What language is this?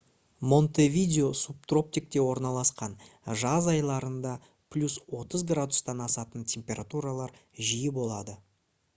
Kazakh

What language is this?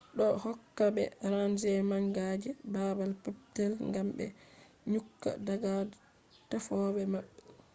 Fula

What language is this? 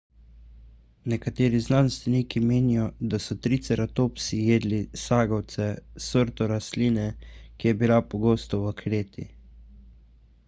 Slovenian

